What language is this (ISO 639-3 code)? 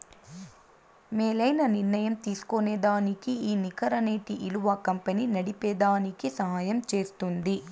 tel